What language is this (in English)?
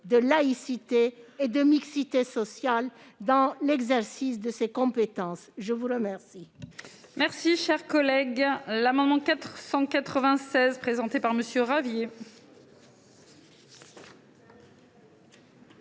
French